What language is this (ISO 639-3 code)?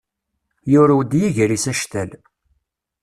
kab